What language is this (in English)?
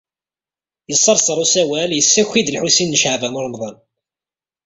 Kabyle